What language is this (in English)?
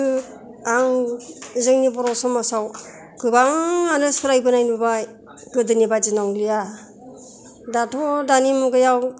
Bodo